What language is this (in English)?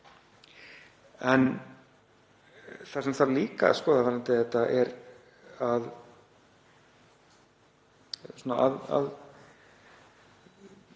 Icelandic